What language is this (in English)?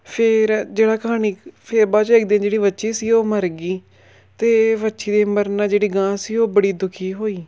Punjabi